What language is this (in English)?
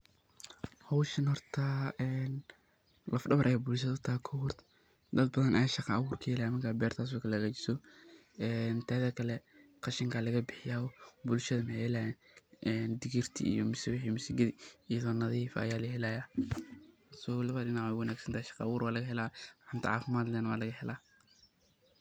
Somali